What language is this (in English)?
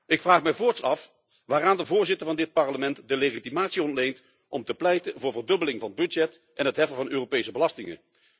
Dutch